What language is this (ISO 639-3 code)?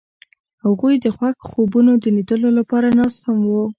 pus